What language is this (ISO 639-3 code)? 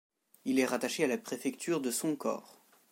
fra